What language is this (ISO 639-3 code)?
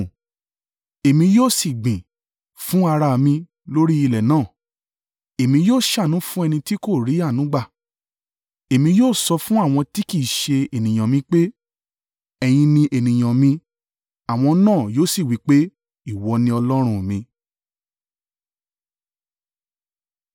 yor